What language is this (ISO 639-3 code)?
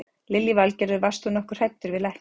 isl